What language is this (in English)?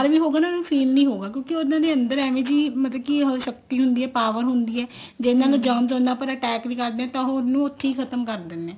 Punjabi